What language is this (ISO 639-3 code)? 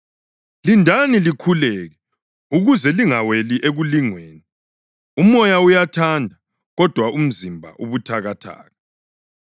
nde